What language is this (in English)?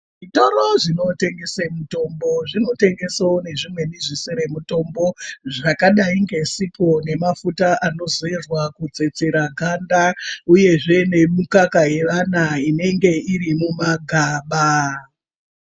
Ndau